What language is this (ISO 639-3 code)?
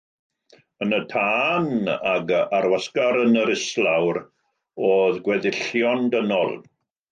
cym